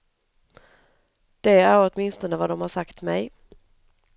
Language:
Swedish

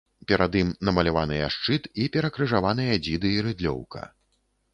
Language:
Belarusian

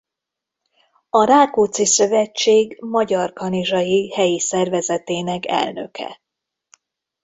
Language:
Hungarian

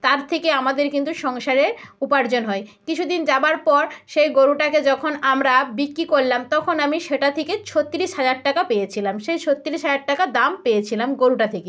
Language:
Bangla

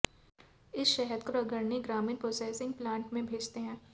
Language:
Hindi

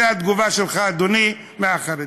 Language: Hebrew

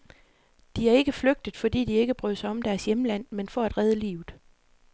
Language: Danish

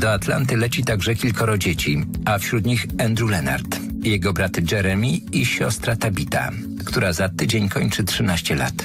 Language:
Polish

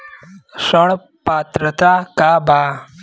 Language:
Bhojpuri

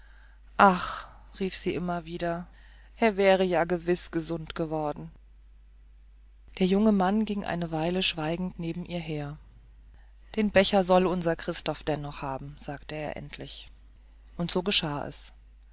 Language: German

